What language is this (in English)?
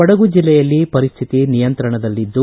Kannada